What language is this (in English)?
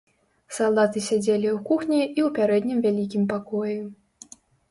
Belarusian